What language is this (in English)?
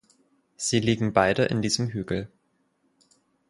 German